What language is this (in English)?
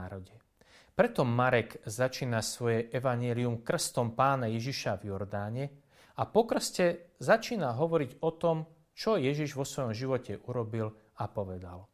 Slovak